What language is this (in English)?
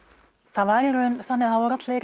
Icelandic